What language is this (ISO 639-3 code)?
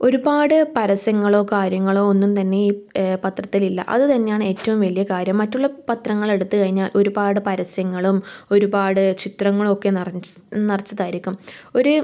mal